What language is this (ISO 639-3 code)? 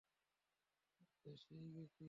ben